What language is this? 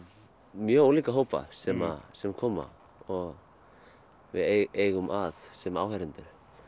Icelandic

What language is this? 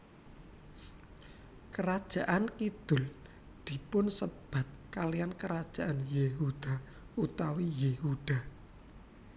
Javanese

